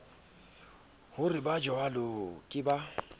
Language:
Southern Sotho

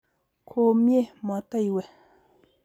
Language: Kalenjin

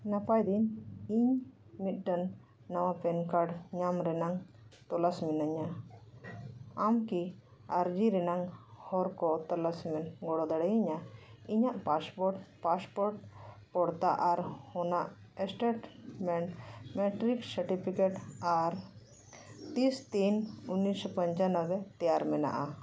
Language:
Santali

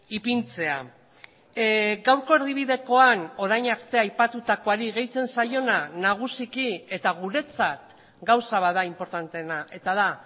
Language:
Basque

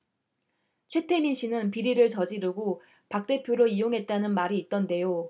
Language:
Korean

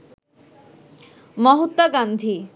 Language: Bangla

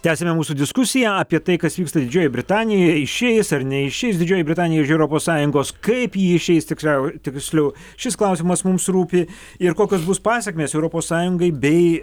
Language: Lithuanian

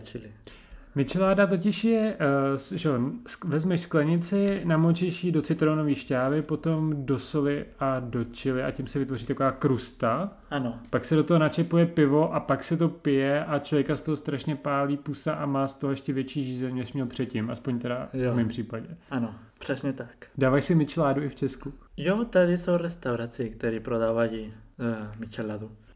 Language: Czech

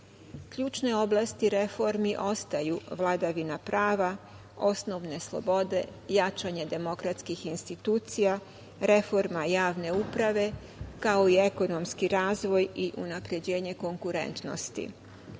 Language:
Serbian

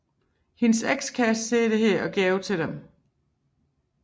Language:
Danish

